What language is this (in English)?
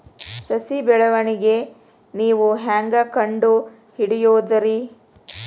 Kannada